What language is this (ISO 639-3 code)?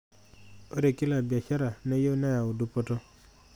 mas